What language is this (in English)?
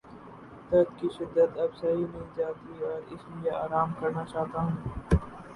Urdu